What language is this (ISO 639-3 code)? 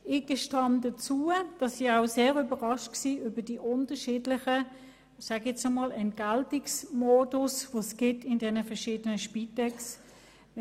gsw